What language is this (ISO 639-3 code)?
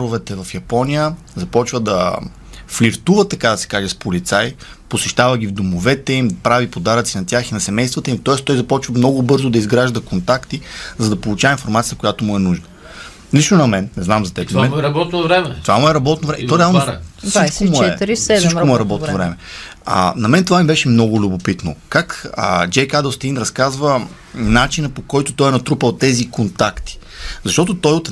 bul